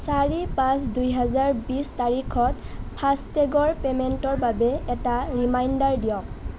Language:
Assamese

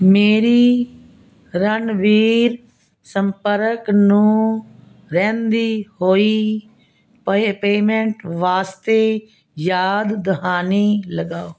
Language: Punjabi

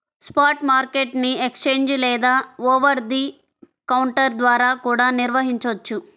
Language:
Telugu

